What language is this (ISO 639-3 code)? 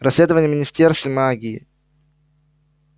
rus